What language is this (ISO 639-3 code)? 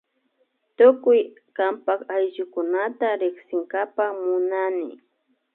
qvi